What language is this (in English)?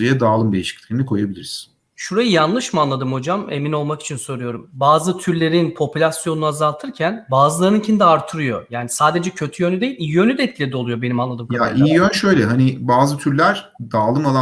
Turkish